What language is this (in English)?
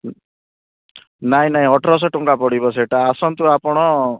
Odia